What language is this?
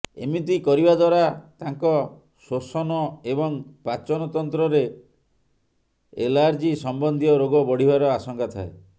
Odia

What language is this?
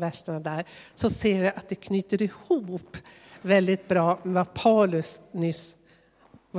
Swedish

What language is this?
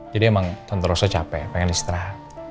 Indonesian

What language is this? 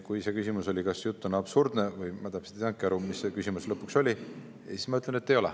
Estonian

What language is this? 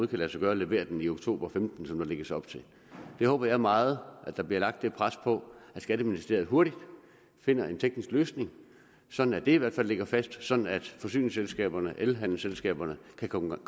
Danish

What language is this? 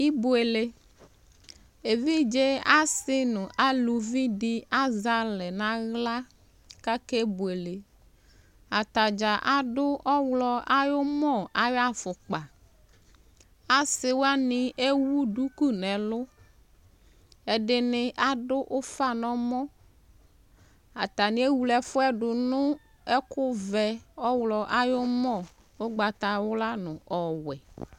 Ikposo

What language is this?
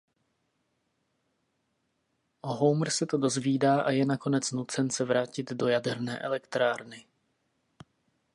Czech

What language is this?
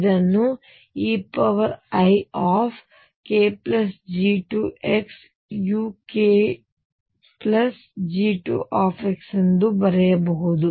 Kannada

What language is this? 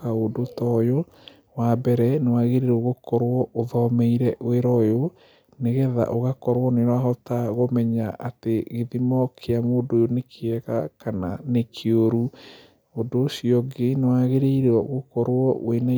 Kikuyu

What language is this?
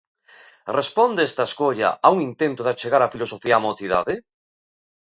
Galician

